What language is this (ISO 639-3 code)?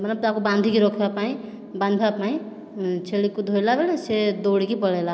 ori